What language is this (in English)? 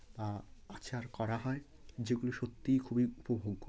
Bangla